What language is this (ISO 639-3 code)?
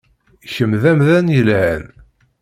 kab